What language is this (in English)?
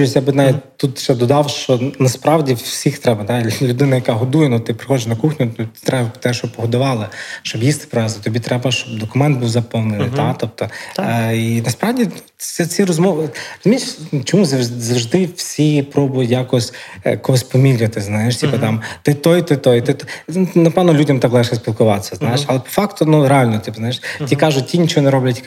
Ukrainian